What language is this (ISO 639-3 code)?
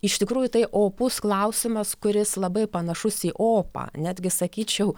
lit